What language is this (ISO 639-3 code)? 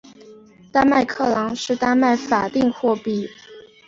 zho